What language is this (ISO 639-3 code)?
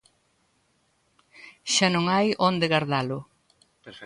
glg